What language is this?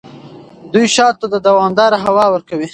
Pashto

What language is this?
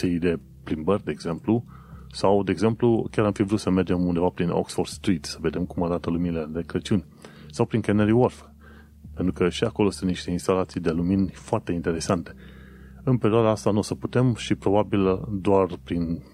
Romanian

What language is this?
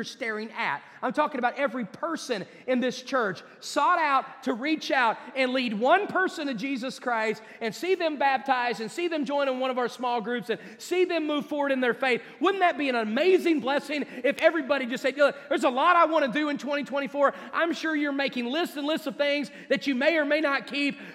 English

